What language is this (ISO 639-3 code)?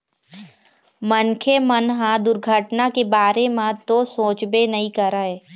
hne